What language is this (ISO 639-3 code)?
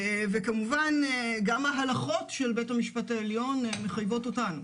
heb